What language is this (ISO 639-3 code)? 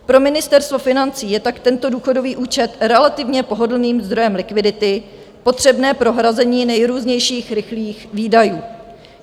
ces